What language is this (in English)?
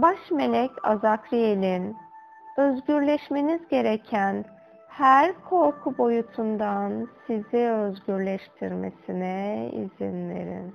Turkish